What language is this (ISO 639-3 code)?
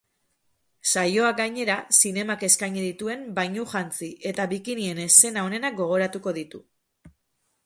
eus